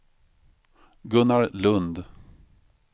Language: Swedish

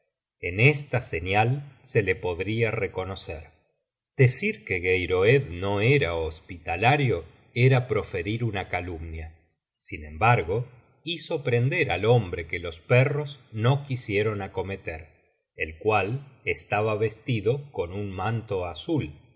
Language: Spanish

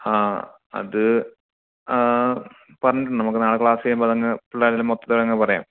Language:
Malayalam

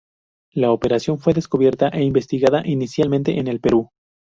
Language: Spanish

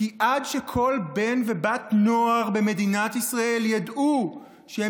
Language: Hebrew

